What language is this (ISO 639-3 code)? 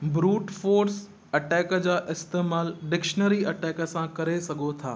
snd